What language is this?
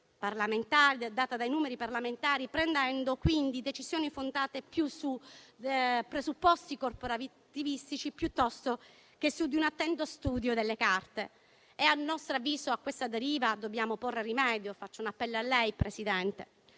Italian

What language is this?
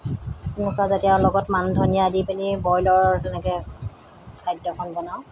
Assamese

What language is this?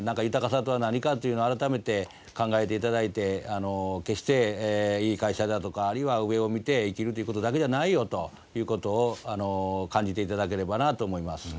Japanese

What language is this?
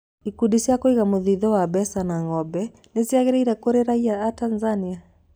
Kikuyu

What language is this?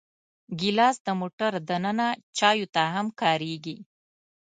Pashto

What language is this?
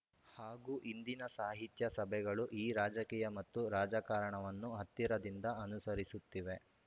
Kannada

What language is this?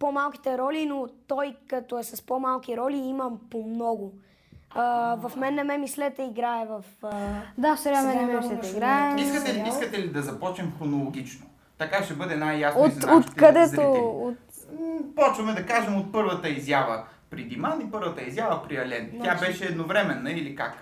Bulgarian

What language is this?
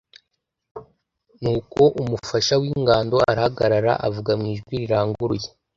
Kinyarwanda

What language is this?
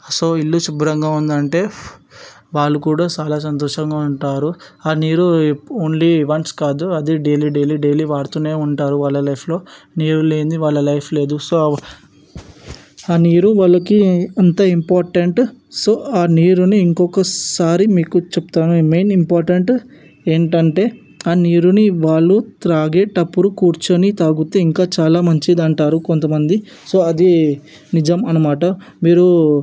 Telugu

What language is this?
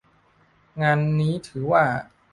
Thai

